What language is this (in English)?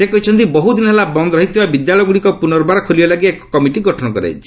Odia